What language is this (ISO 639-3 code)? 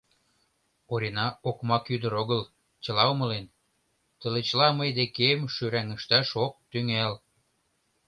chm